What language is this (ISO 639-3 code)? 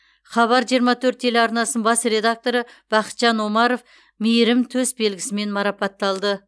kaz